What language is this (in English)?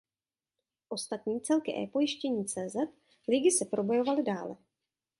Czech